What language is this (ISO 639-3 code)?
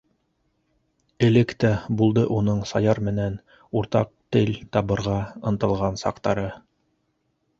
bak